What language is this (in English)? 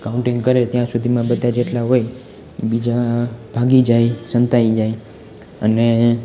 Gujarati